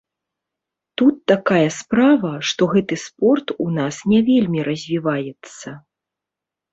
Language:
Belarusian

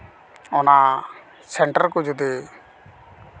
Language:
Santali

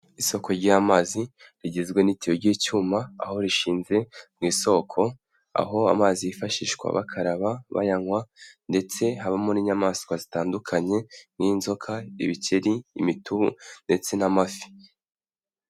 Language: Kinyarwanda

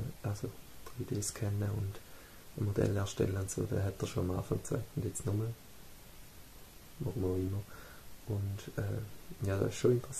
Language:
German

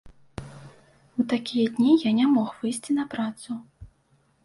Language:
Belarusian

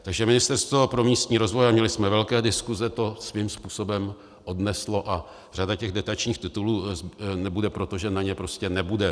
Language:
Czech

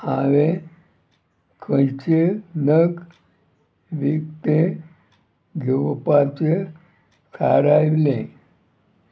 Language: Konkani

